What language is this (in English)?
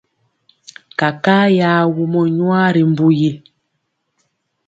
Mpiemo